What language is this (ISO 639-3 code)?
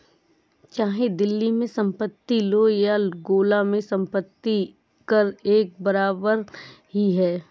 hin